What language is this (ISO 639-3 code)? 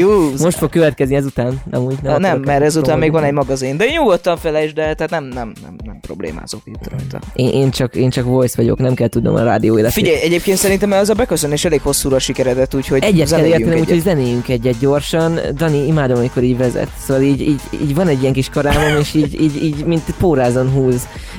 hun